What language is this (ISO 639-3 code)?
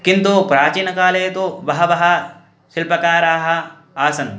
san